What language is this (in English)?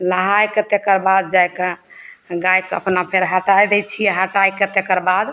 Maithili